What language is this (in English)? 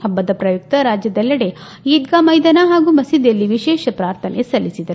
Kannada